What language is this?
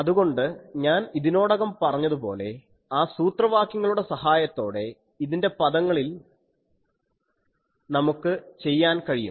Malayalam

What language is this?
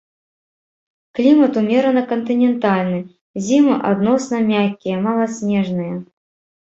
Belarusian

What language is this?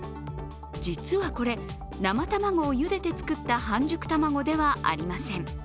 Japanese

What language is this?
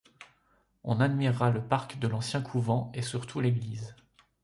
French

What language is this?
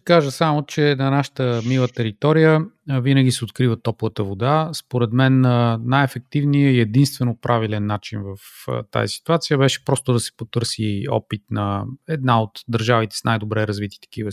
Bulgarian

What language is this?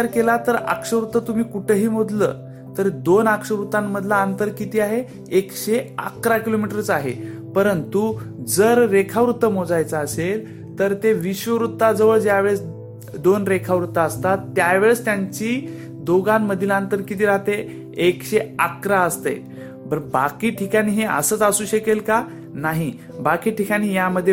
Marathi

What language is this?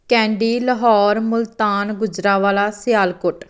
Punjabi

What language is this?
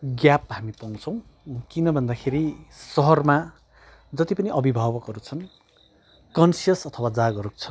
Nepali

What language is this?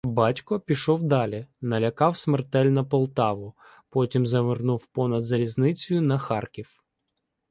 Ukrainian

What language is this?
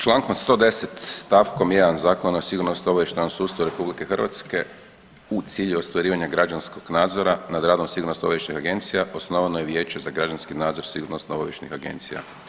Croatian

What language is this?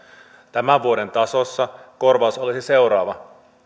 Finnish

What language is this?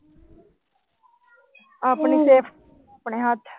Punjabi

